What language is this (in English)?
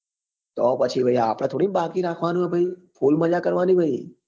Gujarati